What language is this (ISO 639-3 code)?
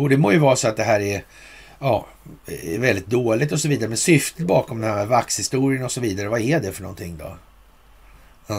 swe